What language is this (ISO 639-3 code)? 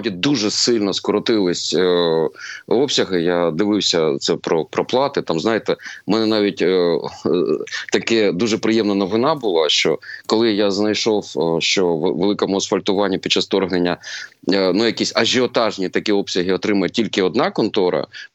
ukr